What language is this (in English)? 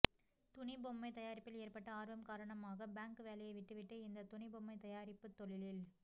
Tamil